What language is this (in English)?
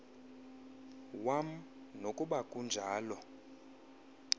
Xhosa